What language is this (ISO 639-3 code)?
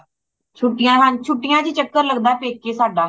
pan